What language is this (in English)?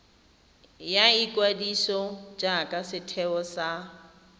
Tswana